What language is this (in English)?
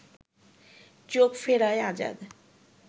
Bangla